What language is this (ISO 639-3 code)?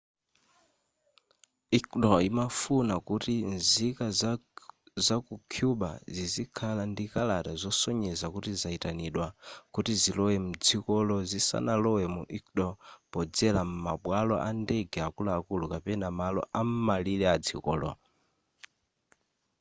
nya